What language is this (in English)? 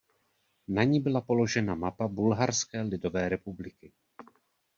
Czech